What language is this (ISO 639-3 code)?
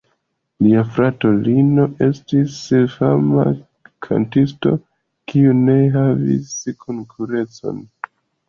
epo